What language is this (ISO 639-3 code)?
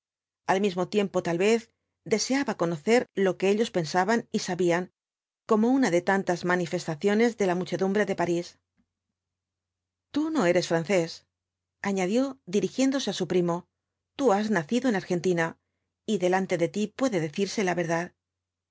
spa